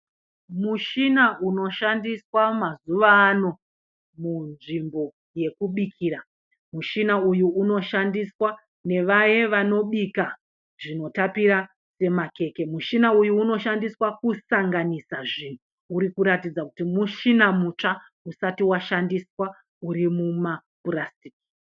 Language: Shona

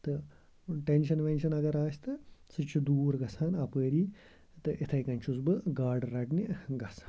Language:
Kashmiri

